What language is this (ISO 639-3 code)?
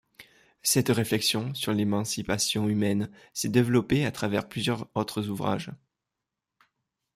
fra